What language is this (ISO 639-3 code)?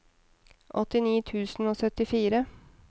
nor